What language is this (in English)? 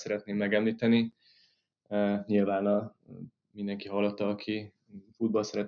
Hungarian